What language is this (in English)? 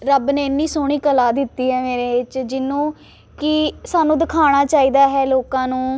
Punjabi